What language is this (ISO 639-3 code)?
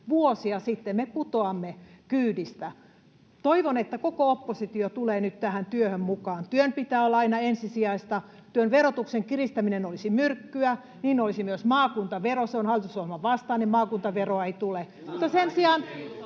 fin